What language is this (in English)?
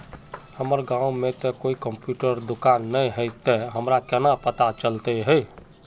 Magahi